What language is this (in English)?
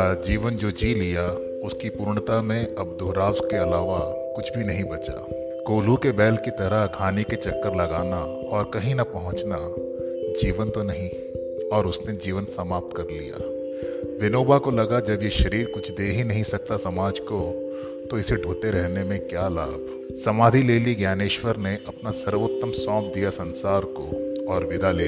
Hindi